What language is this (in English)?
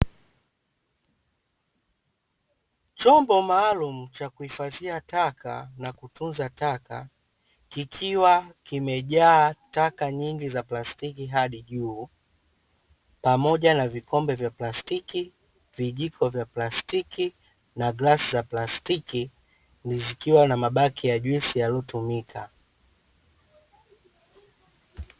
Swahili